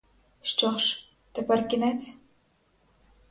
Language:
Ukrainian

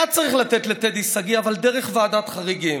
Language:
Hebrew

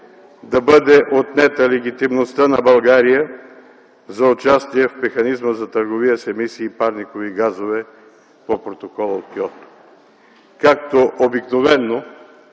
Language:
Bulgarian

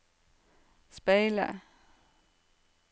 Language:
Norwegian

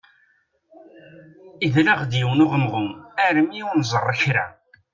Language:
Kabyle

